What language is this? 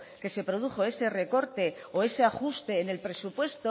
Spanish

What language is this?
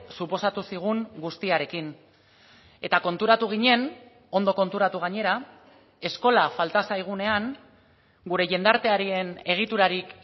Basque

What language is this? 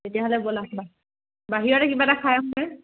Assamese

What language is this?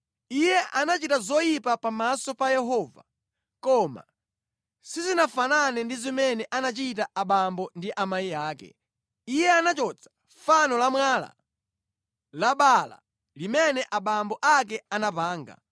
Nyanja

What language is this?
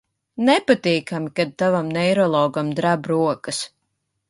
Latvian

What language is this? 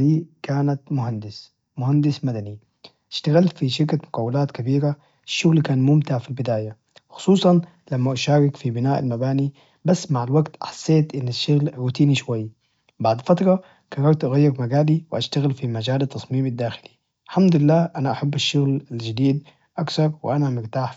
Najdi Arabic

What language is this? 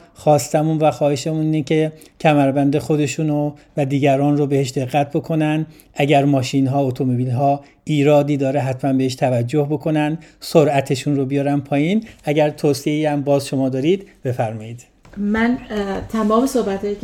Persian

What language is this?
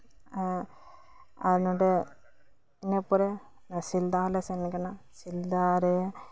Santali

